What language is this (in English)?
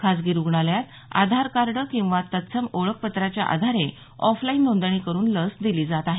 Marathi